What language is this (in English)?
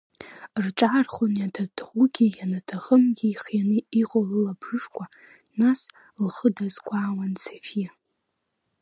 Abkhazian